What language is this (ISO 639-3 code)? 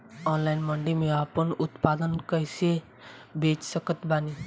bho